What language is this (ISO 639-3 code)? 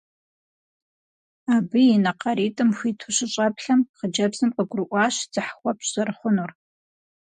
kbd